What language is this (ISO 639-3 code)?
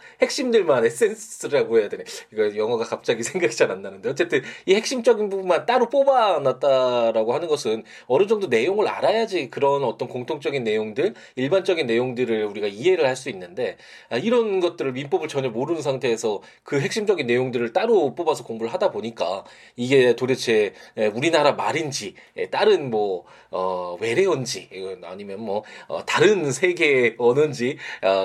kor